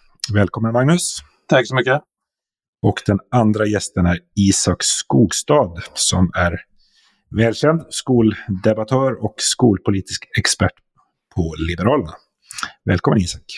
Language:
Swedish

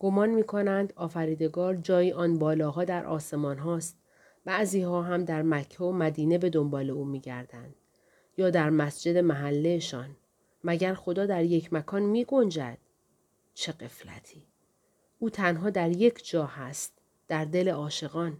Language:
Persian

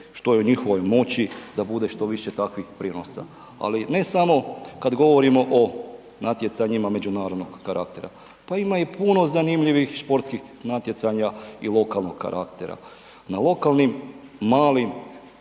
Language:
Croatian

